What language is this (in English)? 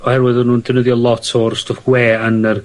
Welsh